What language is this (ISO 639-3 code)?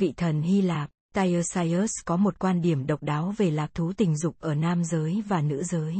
vie